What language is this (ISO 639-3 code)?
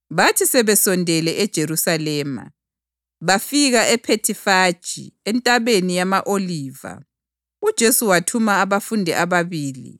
nde